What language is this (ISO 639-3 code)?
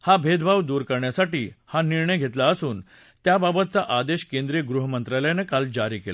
mar